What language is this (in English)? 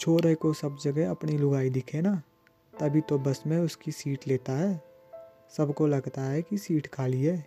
Hindi